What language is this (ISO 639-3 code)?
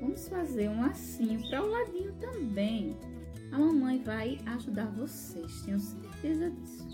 por